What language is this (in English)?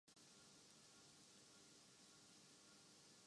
Urdu